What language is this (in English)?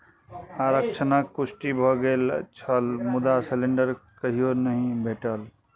Maithili